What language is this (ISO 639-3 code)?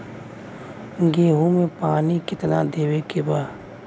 bho